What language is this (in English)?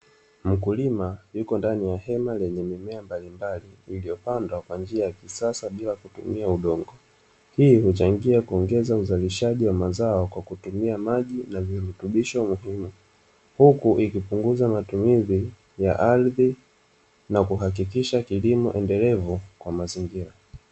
Swahili